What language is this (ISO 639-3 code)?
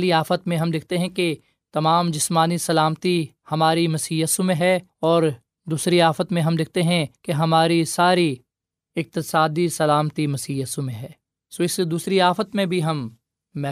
urd